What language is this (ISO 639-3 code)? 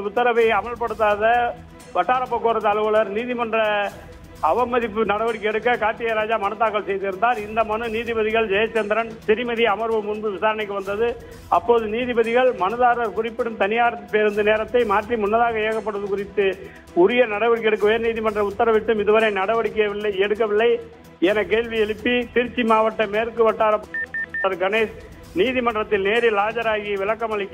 tur